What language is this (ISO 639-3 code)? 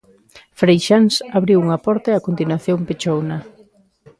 glg